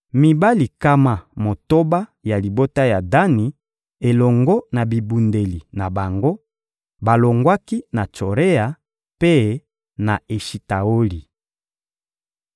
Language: Lingala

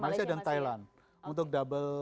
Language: Indonesian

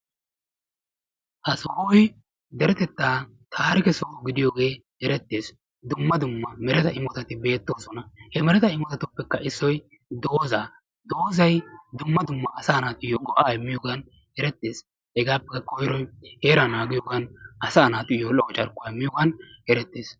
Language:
Wolaytta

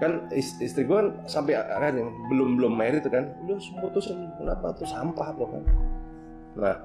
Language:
Indonesian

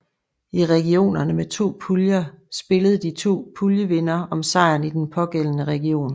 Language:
Danish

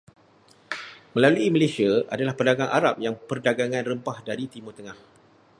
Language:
Malay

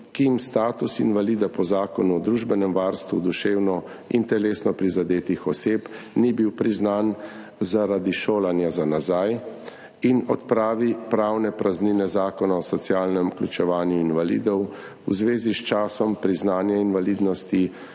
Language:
Slovenian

